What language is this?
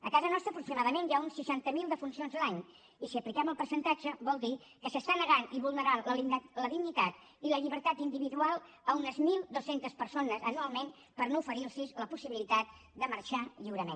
Catalan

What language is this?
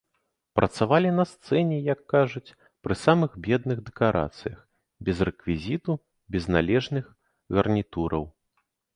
Belarusian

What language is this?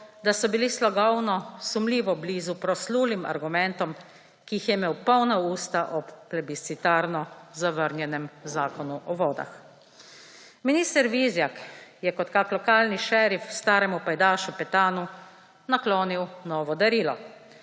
Slovenian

